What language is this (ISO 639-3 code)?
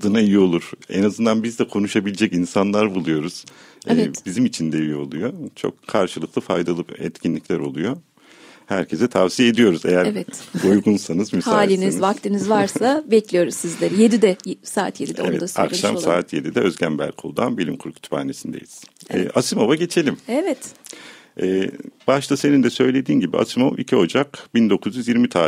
tur